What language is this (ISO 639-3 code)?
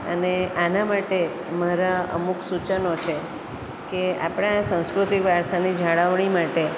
guj